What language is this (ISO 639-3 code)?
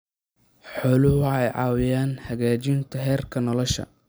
som